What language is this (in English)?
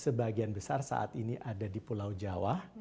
Indonesian